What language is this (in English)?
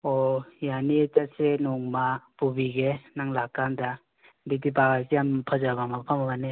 Manipuri